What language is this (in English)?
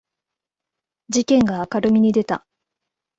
Japanese